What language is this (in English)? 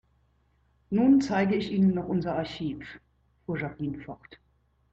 German